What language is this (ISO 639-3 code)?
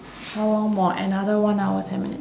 eng